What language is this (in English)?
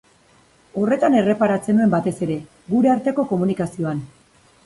Basque